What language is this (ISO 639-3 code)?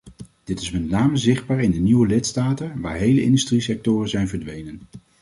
nld